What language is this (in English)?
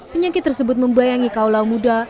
Indonesian